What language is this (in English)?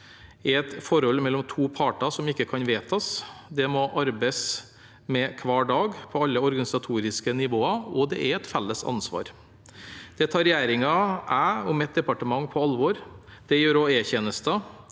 Norwegian